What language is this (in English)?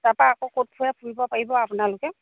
Assamese